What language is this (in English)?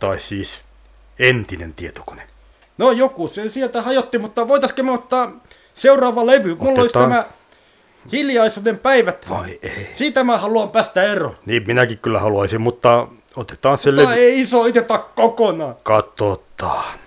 Finnish